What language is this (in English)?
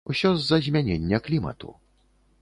Belarusian